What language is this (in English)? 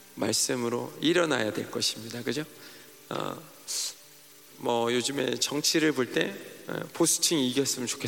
Korean